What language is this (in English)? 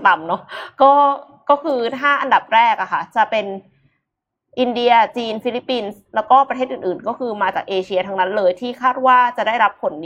Thai